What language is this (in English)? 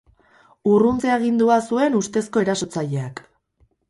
Basque